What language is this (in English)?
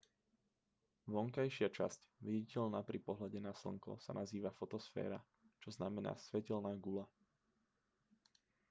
Slovak